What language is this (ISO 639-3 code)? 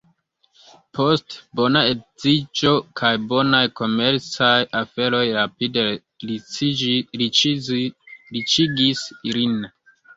epo